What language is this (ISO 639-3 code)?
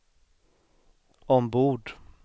swe